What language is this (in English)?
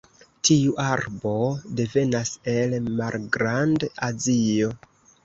Esperanto